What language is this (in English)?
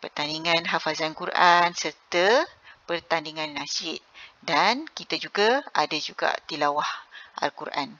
Malay